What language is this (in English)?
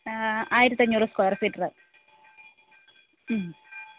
Malayalam